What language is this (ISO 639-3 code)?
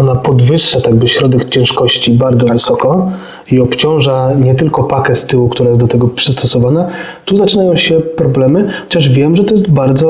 pol